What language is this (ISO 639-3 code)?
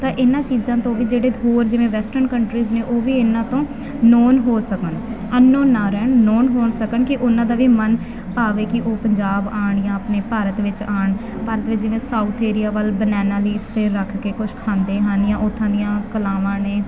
pan